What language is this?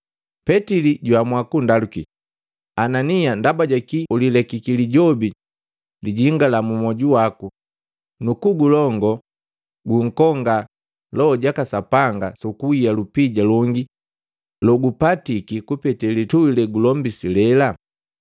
Matengo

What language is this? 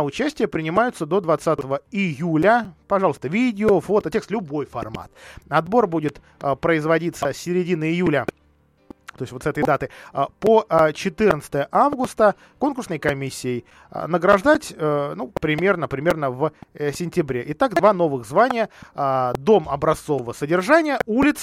Russian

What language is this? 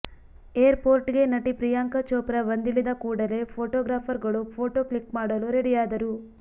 Kannada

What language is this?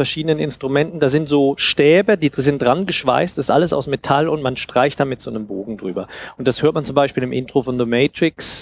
German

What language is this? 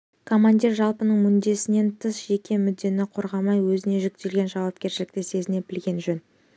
Kazakh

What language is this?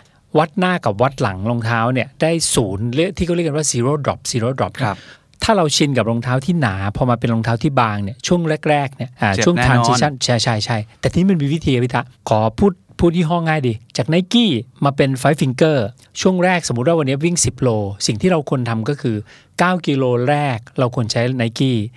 Thai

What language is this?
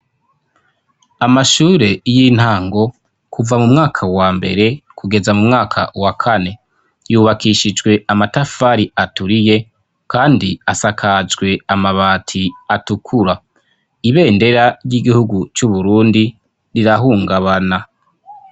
Rundi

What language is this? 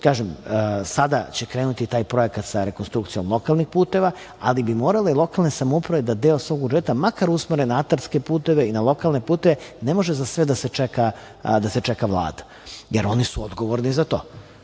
Serbian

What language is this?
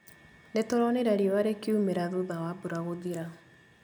Kikuyu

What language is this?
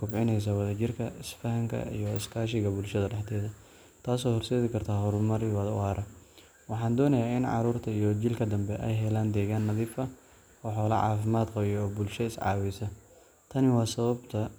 Somali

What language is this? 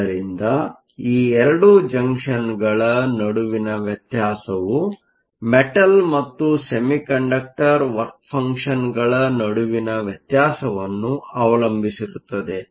Kannada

